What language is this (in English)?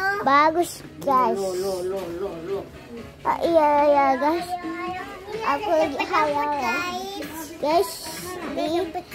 Indonesian